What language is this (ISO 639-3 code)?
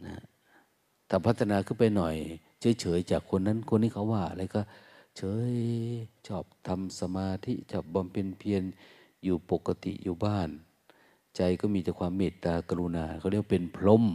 tha